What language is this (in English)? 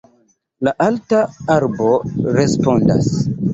Esperanto